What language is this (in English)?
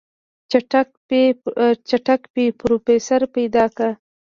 Pashto